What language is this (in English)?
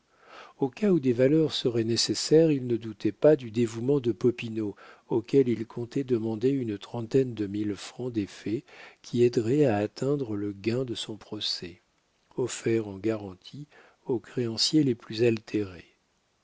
French